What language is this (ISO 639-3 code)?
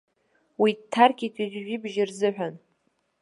abk